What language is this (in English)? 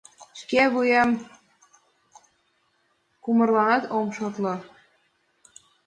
Mari